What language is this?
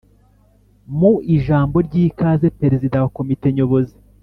Kinyarwanda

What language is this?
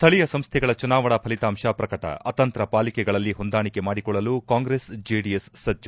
Kannada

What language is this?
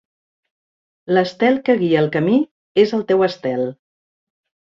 Catalan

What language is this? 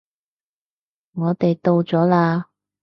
Cantonese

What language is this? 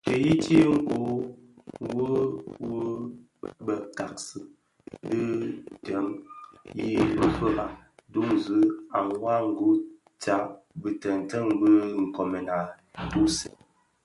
Bafia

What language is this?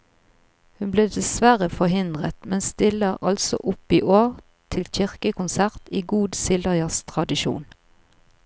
Norwegian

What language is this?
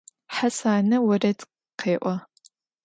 Adyghe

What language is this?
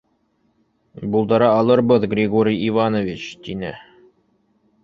Bashkir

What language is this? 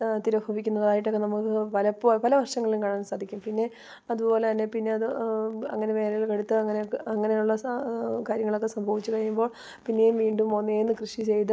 Malayalam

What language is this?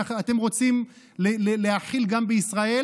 Hebrew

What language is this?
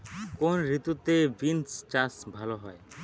Bangla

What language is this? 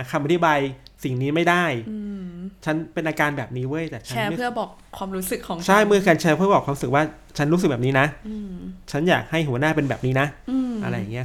Thai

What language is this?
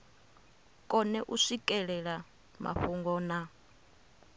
Venda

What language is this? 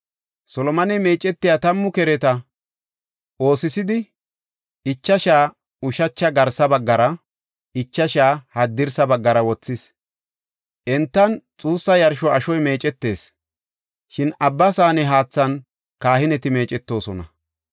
Gofa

